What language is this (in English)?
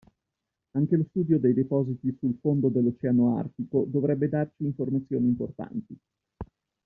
Italian